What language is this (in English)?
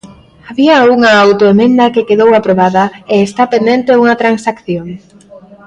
Galician